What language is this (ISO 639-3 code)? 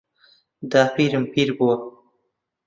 ckb